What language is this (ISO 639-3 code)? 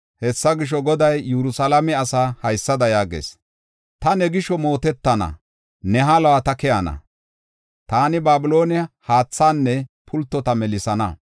gof